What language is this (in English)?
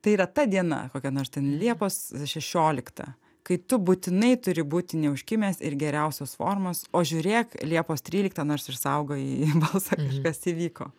Lithuanian